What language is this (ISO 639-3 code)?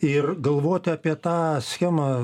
lit